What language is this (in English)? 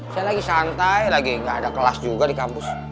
Indonesian